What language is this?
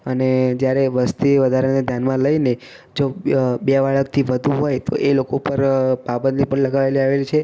Gujarati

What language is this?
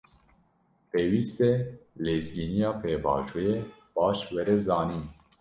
Kurdish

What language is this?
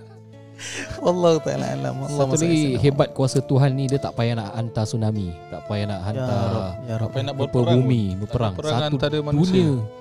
Malay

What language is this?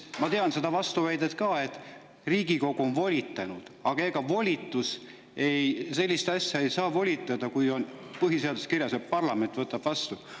Estonian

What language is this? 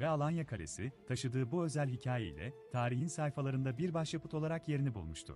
Turkish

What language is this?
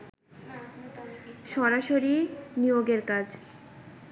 Bangla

